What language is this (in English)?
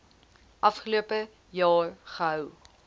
Afrikaans